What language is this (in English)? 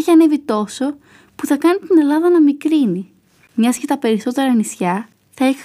Greek